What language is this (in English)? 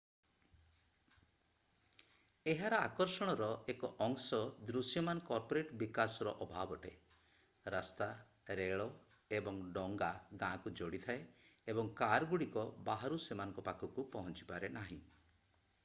Odia